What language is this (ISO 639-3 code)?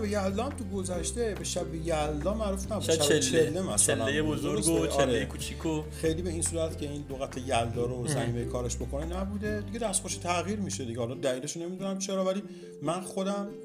fas